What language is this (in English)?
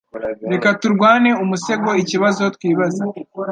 Kinyarwanda